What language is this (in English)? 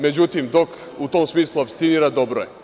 Serbian